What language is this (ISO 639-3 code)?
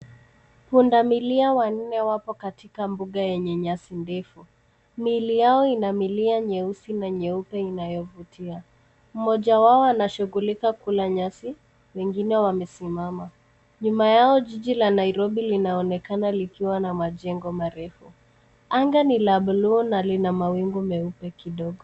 swa